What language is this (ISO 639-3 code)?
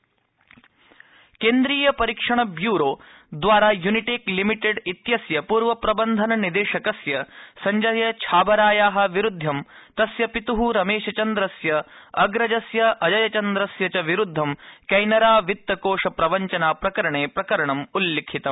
san